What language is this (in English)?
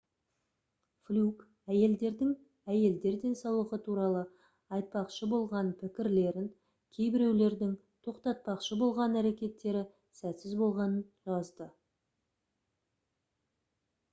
Kazakh